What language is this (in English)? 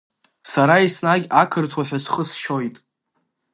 Abkhazian